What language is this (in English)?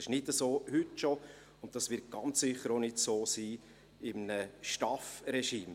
Swiss German